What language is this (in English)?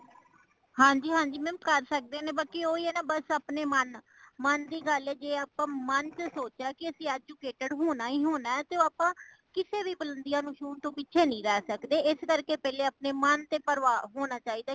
Punjabi